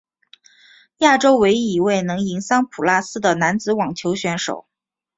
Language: Chinese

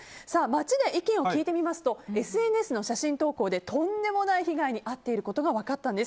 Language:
Japanese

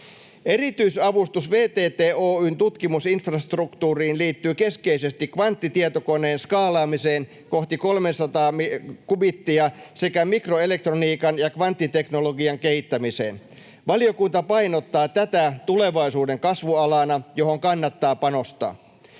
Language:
Finnish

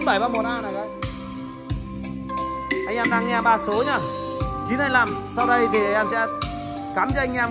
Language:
Vietnamese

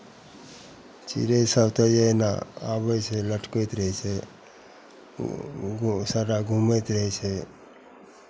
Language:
Maithili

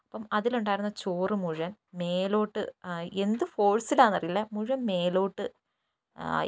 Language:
Malayalam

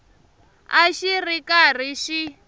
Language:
Tsonga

